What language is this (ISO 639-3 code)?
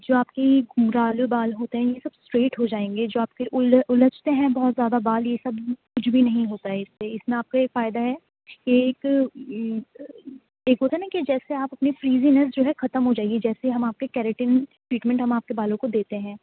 urd